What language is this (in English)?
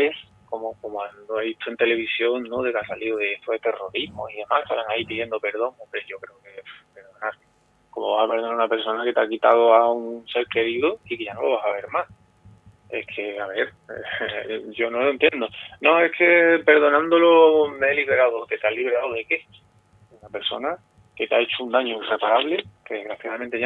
Spanish